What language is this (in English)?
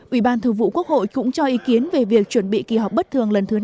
Vietnamese